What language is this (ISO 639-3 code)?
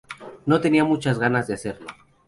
spa